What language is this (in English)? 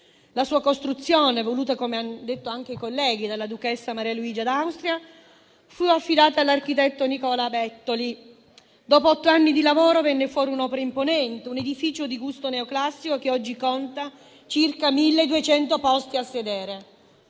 Italian